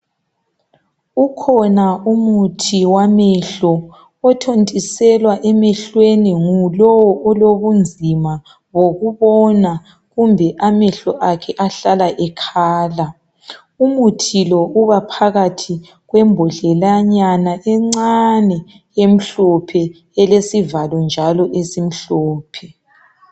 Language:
North Ndebele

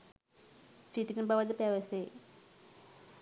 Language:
Sinhala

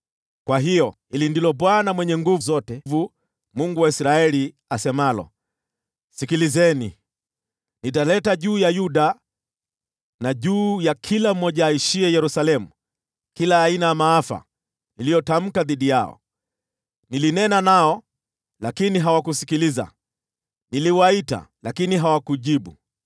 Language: Swahili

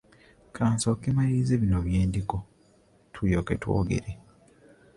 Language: Ganda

